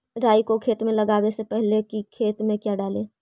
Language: Magahi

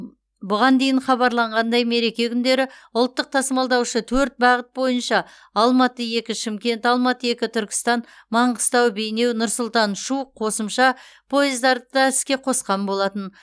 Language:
Kazakh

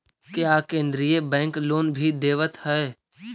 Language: Magahi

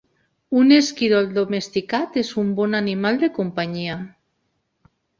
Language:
Catalan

